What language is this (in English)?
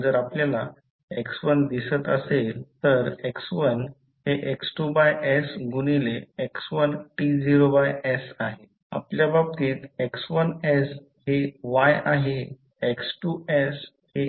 Marathi